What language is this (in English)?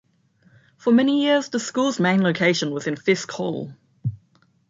English